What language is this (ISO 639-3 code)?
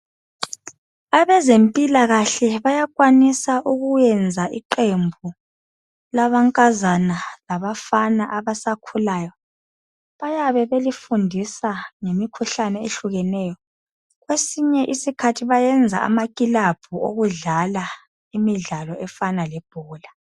nde